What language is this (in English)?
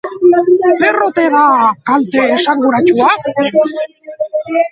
Basque